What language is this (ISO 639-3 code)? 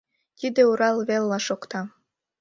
chm